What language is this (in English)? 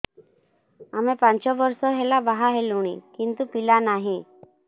Odia